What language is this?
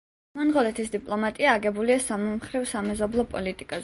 Georgian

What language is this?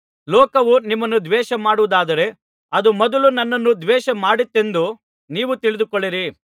Kannada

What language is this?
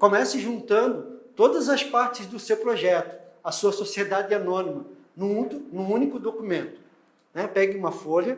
Portuguese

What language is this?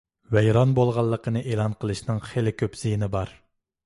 Uyghur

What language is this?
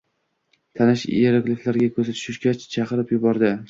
Uzbek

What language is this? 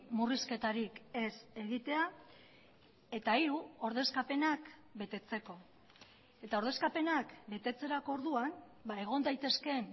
Basque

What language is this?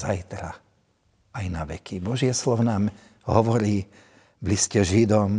Slovak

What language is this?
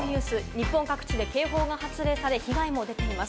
Japanese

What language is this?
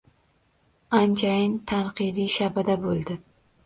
Uzbek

